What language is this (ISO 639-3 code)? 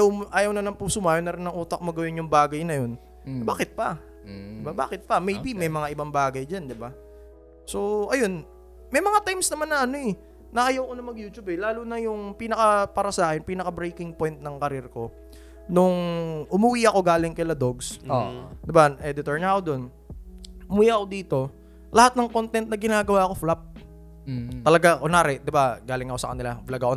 fil